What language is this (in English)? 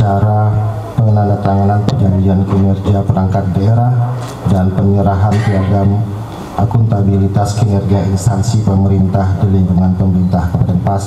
Indonesian